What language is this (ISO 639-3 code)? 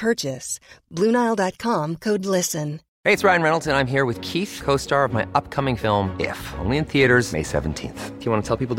urd